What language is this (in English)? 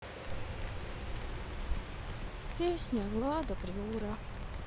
Russian